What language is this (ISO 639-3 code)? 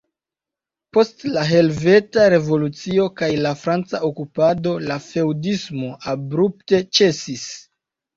epo